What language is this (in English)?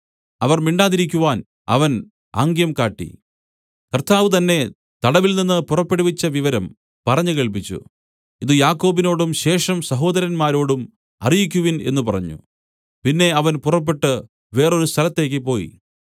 Malayalam